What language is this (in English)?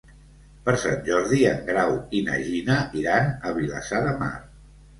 Catalan